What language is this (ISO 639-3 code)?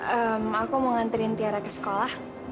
ind